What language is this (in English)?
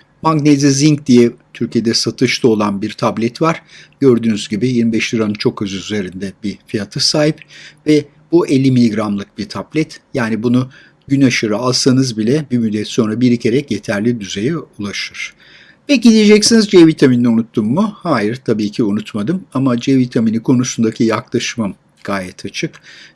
Turkish